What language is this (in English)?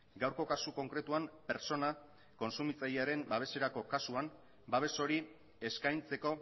Basque